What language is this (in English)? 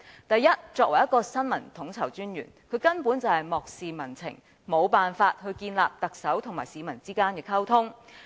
Cantonese